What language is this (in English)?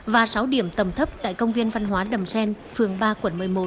Vietnamese